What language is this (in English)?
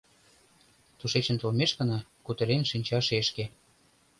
Mari